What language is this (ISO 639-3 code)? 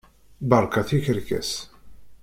kab